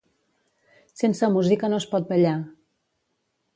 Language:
Catalan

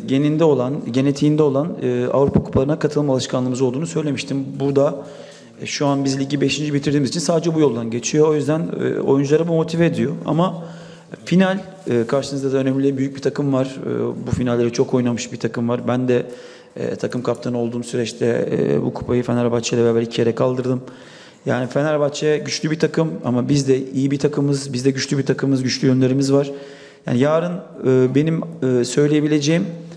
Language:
Turkish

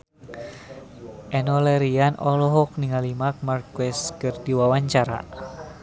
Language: Sundanese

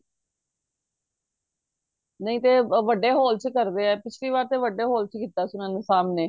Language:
Punjabi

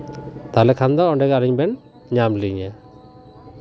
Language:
Santali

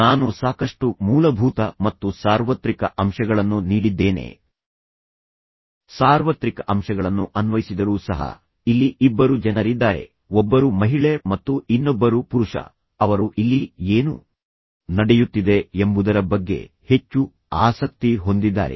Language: Kannada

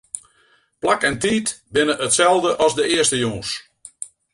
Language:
Western Frisian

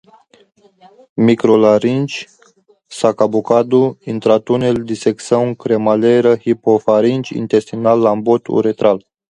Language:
Portuguese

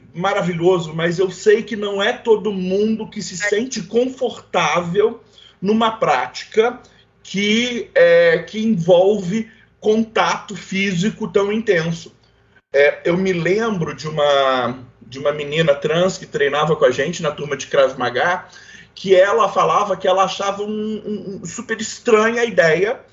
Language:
Portuguese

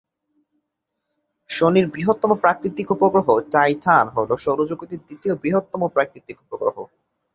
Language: Bangla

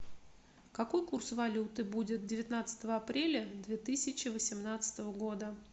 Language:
Russian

